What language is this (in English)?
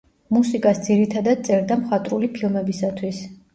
Georgian